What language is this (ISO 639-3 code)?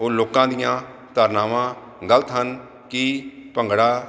pan